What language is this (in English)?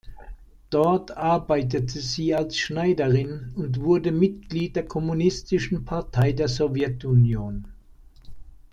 German